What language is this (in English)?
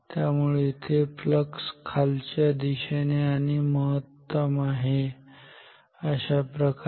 Marathi